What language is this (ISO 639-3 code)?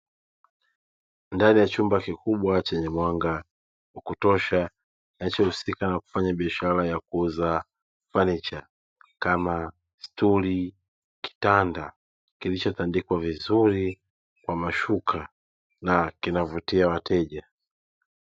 swa